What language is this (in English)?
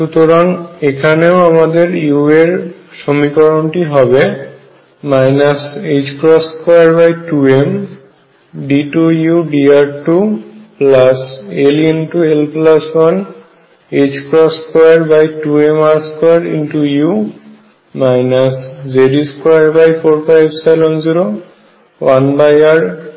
Bangla